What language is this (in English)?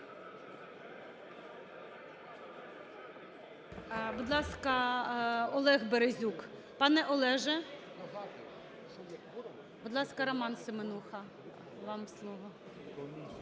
Ukrainian